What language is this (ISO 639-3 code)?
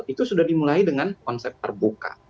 ind